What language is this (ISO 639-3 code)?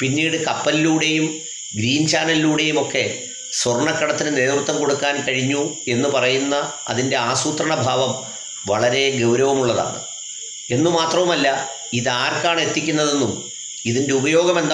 hin